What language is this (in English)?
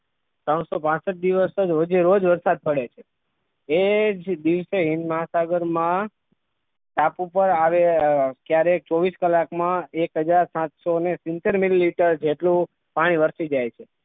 Gujarati